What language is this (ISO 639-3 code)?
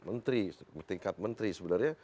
ind